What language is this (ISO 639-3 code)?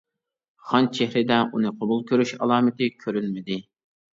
uig